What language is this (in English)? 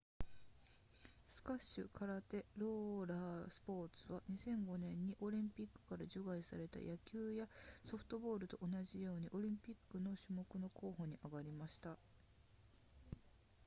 Japanese